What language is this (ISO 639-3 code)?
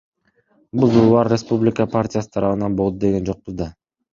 kir